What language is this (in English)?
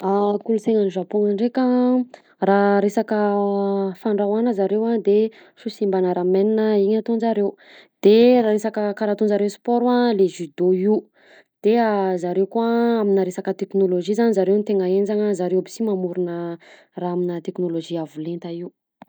Southern Betsimisaraka Malagasy